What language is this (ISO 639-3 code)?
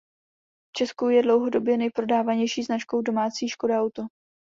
ces